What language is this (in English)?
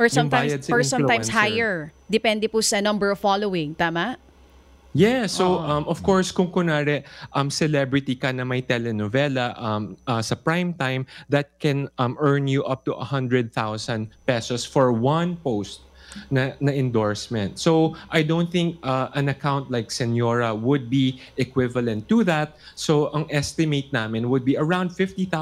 Filipino